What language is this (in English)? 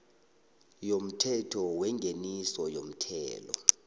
South Ndebele